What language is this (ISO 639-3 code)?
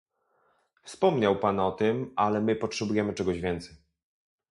pol